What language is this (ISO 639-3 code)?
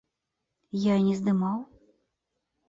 bel